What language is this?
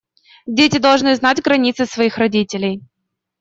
Russian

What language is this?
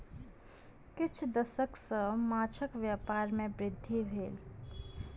Maithili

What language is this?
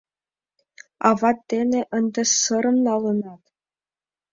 Mari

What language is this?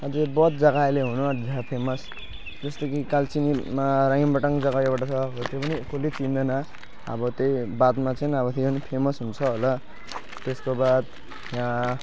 Nepali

